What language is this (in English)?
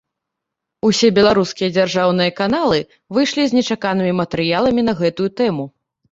Belarusian